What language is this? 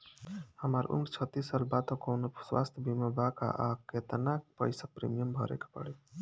Bhojpuri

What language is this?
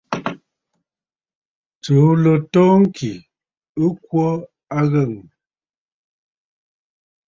Bafut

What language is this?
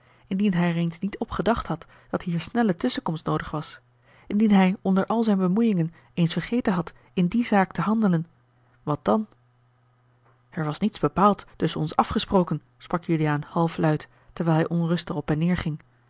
Dutch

